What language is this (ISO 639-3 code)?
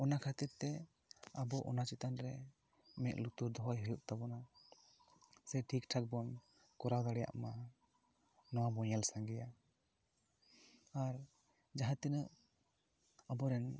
sat